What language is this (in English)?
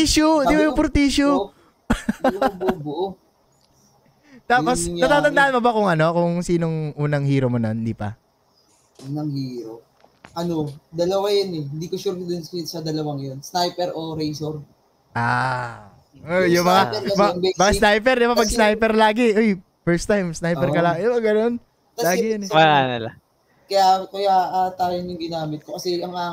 Filipino